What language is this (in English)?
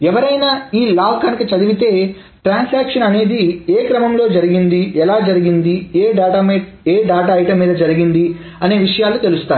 Telugu